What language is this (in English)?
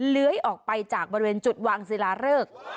Thai